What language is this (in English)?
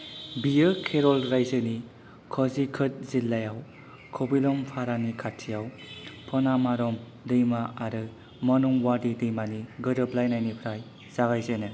Bodo